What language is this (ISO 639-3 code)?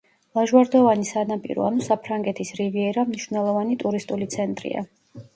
kat